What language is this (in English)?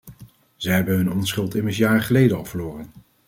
Dutch